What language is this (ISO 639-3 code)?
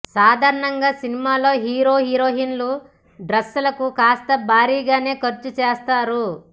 tel